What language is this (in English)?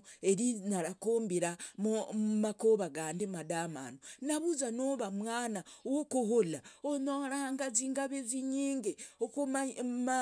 Logooli